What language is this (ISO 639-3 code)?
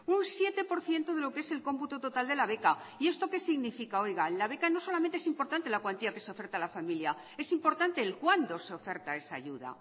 spa